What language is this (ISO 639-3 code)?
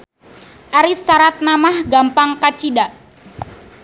sun